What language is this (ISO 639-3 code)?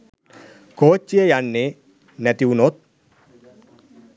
sin